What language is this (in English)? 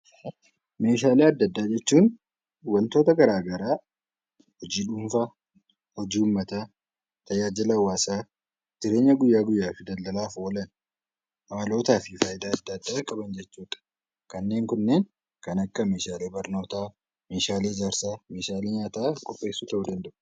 Oromo